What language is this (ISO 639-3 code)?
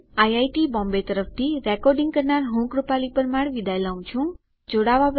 guj